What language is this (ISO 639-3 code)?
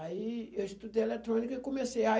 por